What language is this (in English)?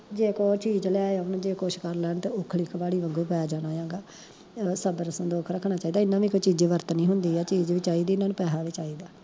Punjabi